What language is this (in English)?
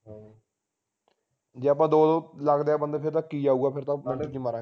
Punjabi